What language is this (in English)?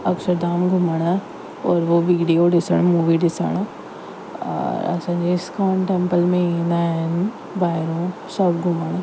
Sindhi